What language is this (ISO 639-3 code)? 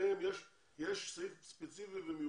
heb